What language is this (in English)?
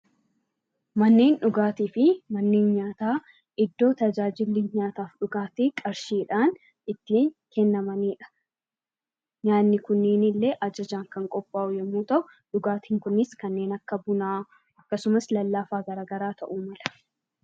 Oromo